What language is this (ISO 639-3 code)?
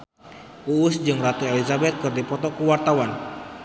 sun